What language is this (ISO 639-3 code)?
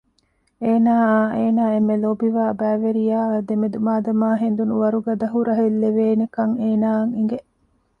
div